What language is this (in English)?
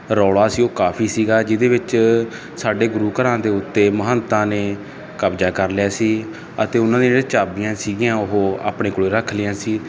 Punjabi